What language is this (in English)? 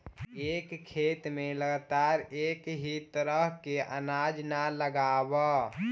Magahi